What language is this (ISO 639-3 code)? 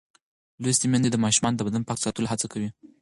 pus